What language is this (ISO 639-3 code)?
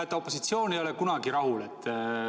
est